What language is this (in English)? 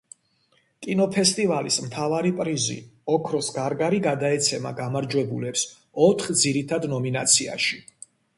Georgian